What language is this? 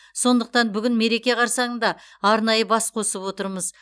Kazakh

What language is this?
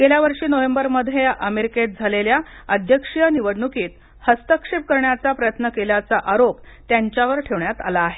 Marathi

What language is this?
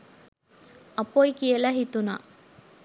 Sinhala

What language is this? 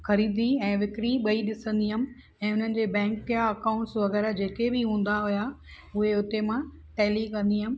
Sindhi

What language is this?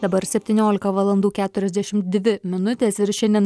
Lithuanian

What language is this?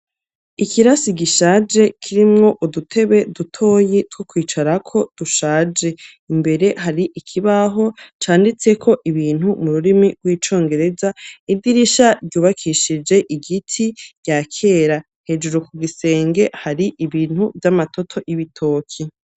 Rundi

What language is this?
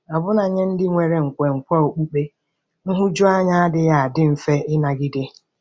Igbo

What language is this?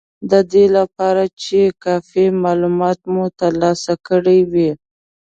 Pashto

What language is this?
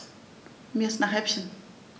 German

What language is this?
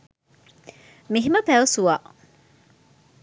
Sinhala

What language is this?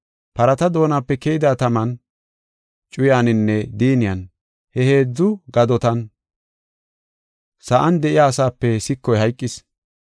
Gofa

